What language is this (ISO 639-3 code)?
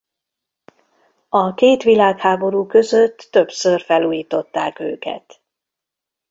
hun